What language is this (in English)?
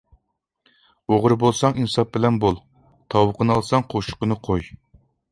Uyghur